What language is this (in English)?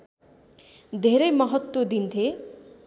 Nepali